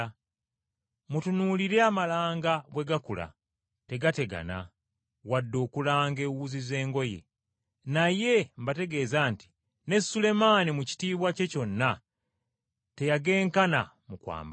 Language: Ganda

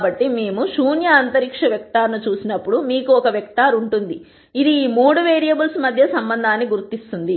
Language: Telugu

